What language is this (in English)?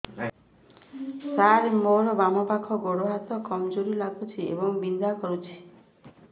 Odia